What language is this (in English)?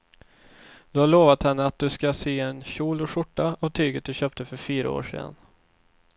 Swedish